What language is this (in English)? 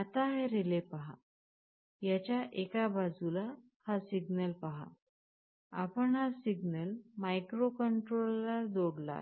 Marathi